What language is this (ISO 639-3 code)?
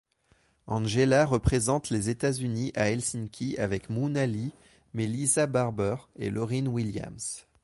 fra